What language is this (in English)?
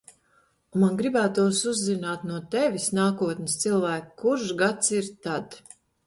Latvian